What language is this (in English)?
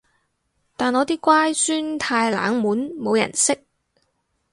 Cantonese